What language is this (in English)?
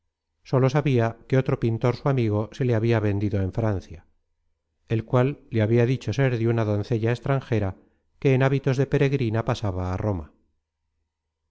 Spanish